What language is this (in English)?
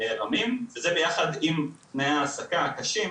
Hebrew